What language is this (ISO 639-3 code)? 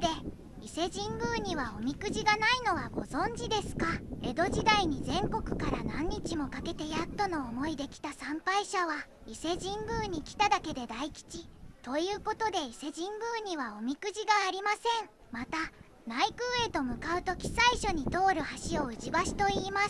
jpn